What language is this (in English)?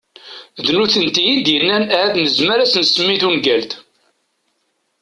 Kabyle